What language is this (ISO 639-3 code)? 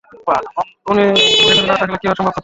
ben